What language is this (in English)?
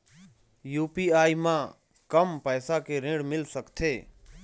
Chhattisgarhi